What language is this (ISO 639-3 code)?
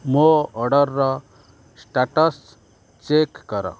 ori